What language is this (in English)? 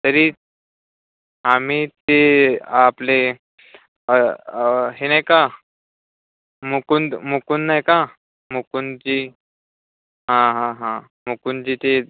Marathi